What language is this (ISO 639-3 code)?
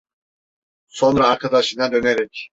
tur